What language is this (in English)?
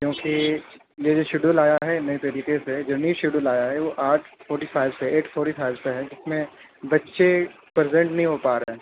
Urdu